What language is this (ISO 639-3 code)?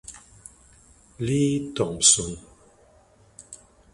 ita